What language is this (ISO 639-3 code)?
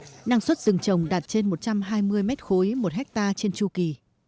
vie